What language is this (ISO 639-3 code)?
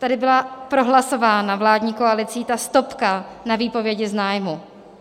ces